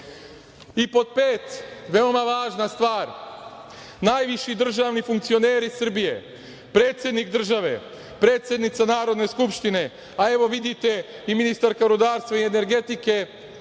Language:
Serbian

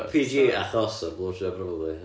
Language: Welsh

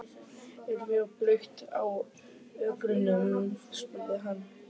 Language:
Icelandic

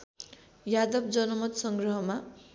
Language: Nepali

